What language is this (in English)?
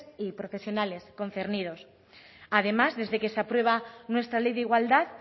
Spanish